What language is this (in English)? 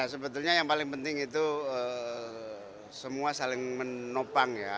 Indonesian